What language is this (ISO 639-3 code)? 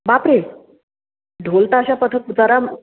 mar